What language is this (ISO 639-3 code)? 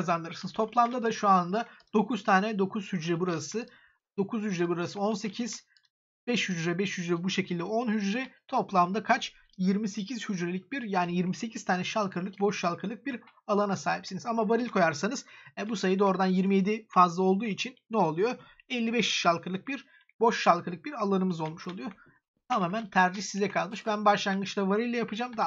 tur